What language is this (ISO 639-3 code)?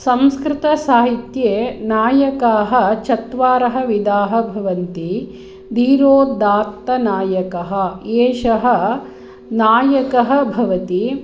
san